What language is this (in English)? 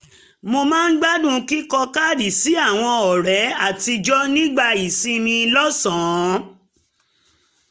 Yoruba